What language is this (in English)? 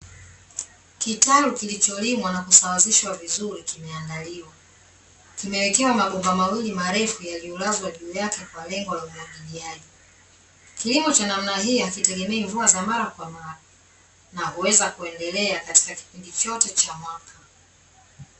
Swahili